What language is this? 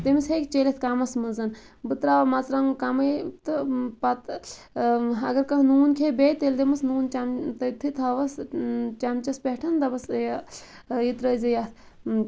Kashmiri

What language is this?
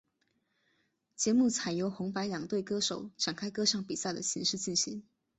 Chinese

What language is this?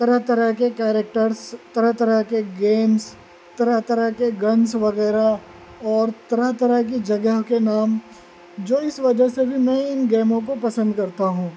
Urdu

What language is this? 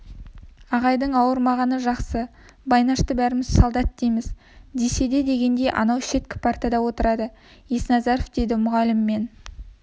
Kazakh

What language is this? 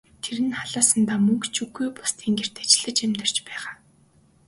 Mongolian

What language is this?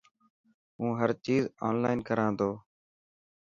Dhatki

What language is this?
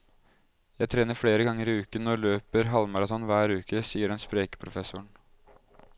Norwegian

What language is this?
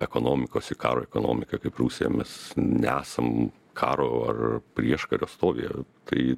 Lithuanian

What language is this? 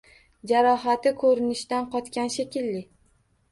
Uzbek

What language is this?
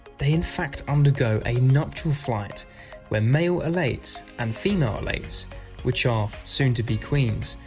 English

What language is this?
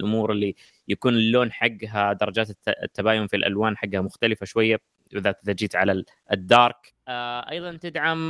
Arabic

